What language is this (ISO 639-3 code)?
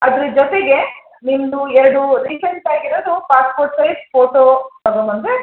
kan